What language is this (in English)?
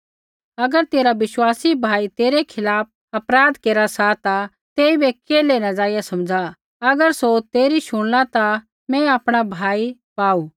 Kullu Pahari